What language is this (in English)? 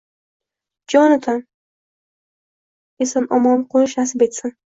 Uzbek